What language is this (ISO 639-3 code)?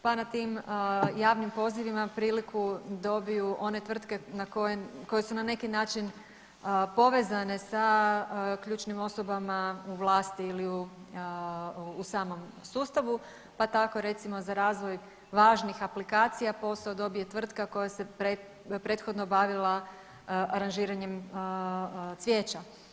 hrv